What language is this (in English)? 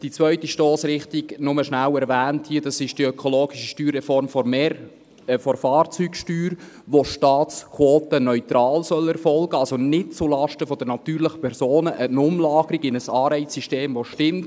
Swiss German